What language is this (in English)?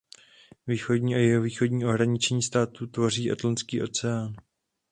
Czech